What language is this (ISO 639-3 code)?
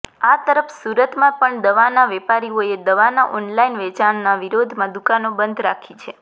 guj